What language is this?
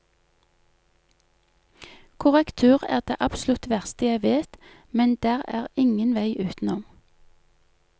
Norwegian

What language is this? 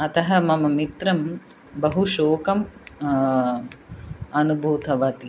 Sanskrit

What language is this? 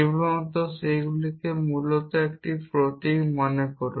Bangla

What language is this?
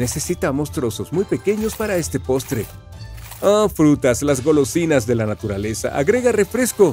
Spanish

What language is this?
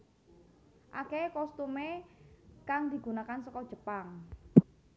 Javanese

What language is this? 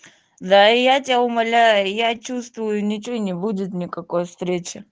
Russian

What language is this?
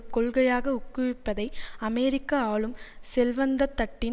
Tamil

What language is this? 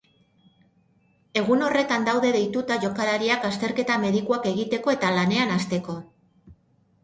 Basque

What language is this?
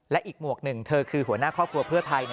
Thai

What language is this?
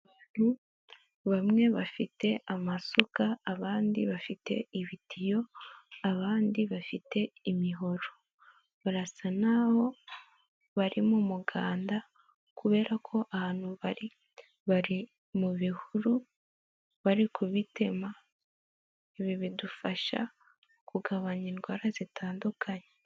Kinyarwanda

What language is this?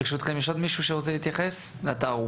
Hebrew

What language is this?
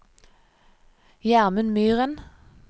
Norwegian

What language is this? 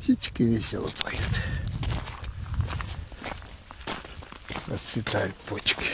Russian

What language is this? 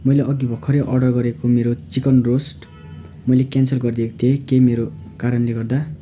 Nepali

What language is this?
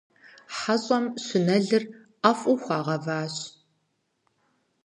Kabardian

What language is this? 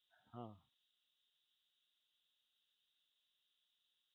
Gujarati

